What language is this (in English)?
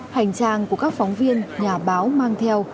Vietnamese